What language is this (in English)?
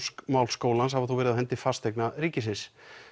Icelandic